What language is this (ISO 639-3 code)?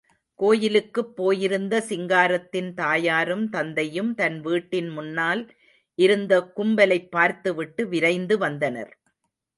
tam